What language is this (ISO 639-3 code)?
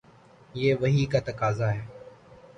urd